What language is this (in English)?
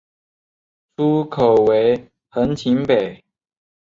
Chinese